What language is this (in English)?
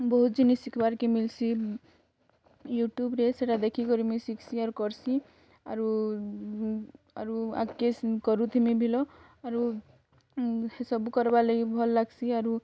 Odia